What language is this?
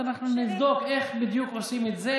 Hebrew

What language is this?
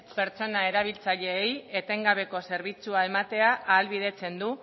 Basque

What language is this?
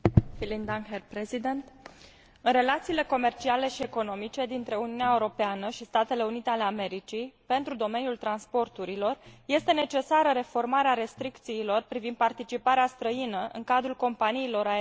Romanian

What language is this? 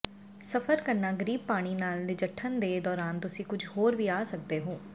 Punjabi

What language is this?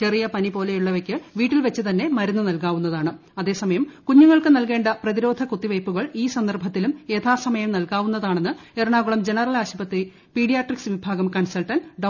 Malayalam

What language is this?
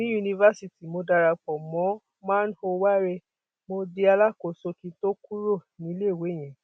Yoruba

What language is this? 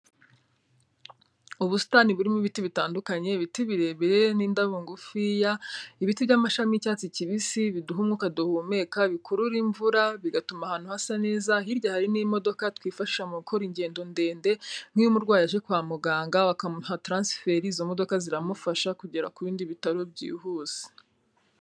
Kinyarwanda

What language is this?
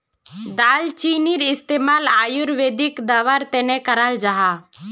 Magahi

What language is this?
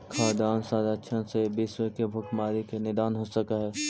Magahi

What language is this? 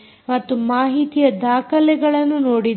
Kannada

